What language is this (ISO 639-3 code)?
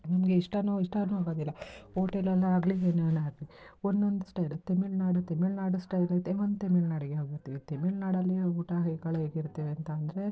kan